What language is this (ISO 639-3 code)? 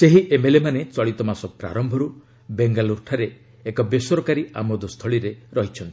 ori